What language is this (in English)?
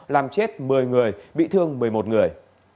Vietnamese